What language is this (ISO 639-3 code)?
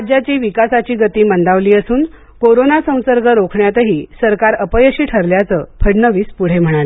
mar